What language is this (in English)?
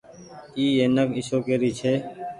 Goaria